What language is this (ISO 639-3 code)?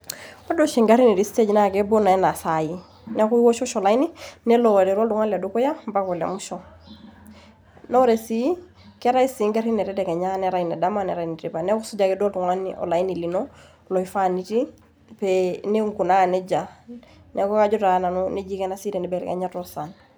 mas